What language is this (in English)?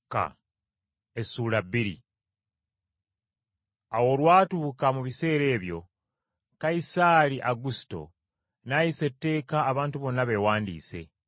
Ganda